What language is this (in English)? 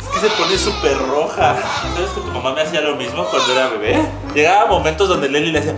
Spanish